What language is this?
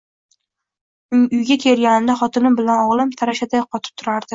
Uzbek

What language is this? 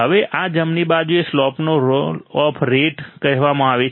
Gujarati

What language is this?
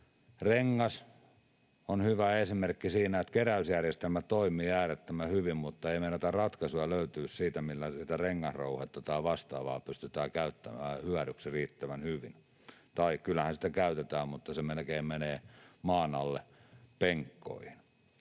Finnish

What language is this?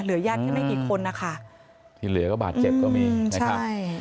Thai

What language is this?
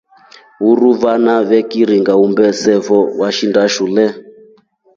Rombo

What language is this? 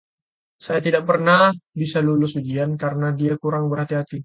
Indonesian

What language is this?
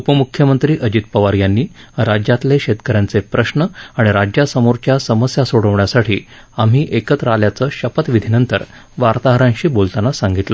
Marathi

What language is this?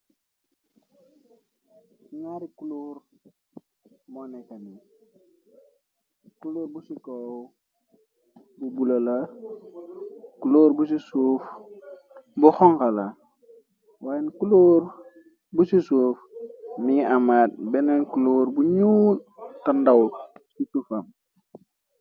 Wolof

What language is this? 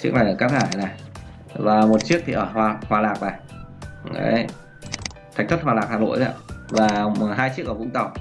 Vietnamese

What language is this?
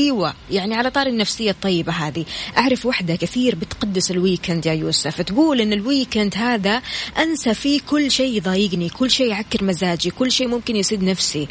Arabic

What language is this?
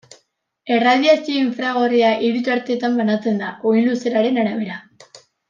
Basque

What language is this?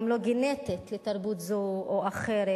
Hebrew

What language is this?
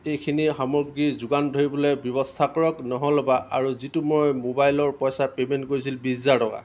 Assamese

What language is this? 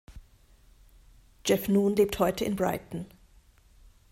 German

